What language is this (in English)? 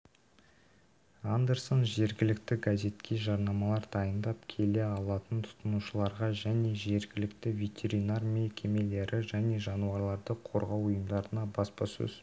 Kazakh